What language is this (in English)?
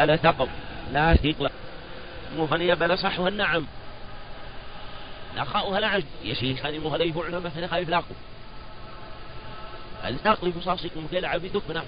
Arabic